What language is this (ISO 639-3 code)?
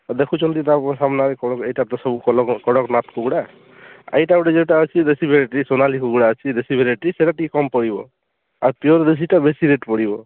ori